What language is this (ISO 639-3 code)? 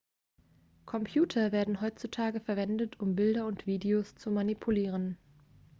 deu